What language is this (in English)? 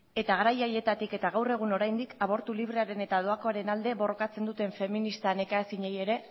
Basque